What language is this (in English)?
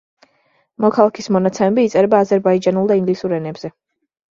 Georgian